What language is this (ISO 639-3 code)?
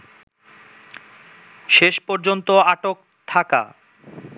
ben